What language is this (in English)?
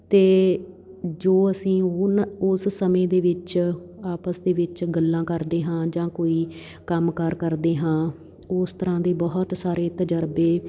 Punjabi